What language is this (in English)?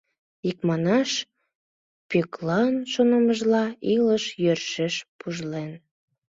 Mari